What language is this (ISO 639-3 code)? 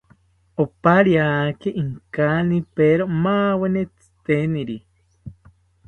cpy